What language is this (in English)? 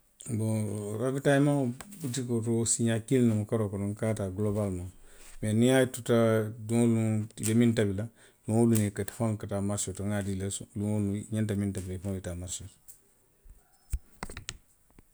Western Maninkakan